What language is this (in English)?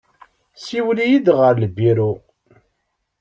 Kabyle